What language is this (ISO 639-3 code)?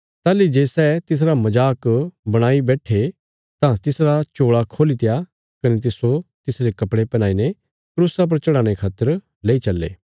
kfs